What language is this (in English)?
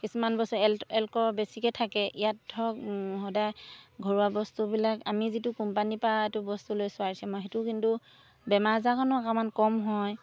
Assamese